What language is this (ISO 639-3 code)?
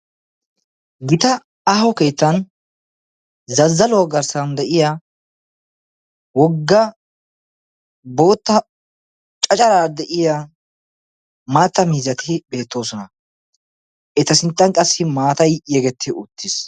wal